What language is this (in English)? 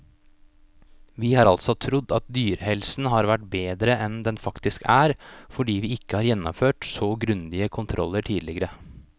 Norwegian